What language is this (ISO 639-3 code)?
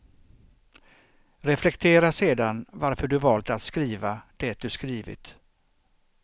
swe